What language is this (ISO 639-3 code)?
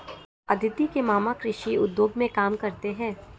hin